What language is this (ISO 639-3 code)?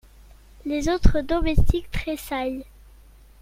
fra